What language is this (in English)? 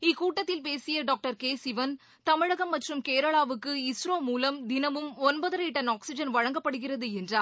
Tamil